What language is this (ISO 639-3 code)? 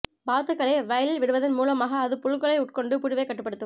tam